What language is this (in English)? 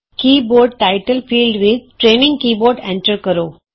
Punjabi